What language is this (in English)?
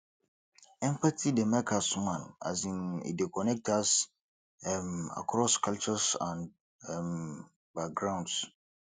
Nigerian Pidgin